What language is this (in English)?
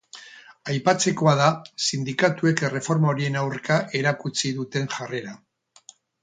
Basque